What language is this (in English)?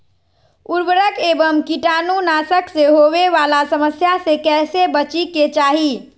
Magahi